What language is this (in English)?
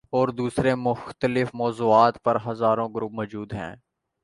Urdu